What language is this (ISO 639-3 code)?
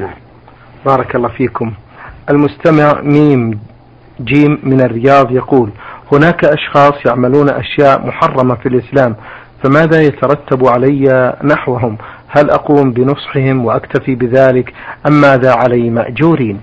ara